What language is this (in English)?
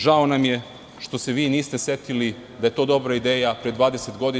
Serbian